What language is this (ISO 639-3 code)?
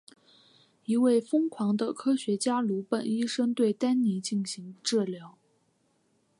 zho